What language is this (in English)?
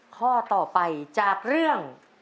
Thai